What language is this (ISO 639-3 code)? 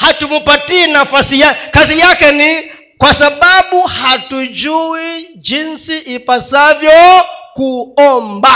swa